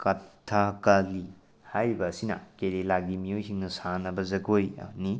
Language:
Manipuri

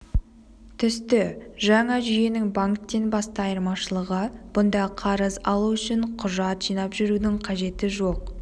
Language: Kazakh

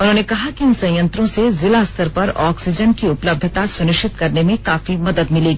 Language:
Hindi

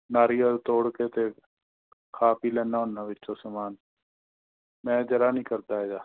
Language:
Punjabi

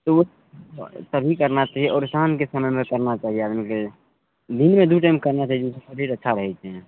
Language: Maithili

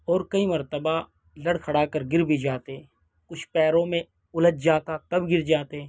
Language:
Urdu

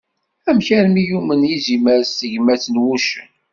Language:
Kabyle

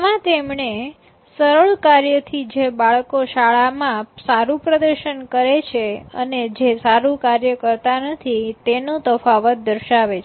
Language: Gujarati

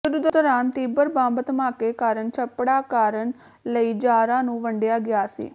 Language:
Punjabi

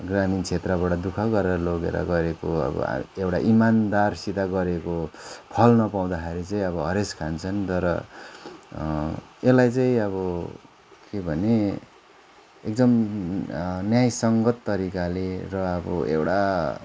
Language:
Nepali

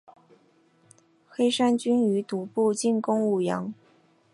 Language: Chinese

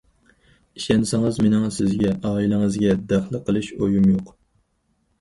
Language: Uyghur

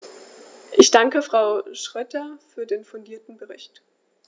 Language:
German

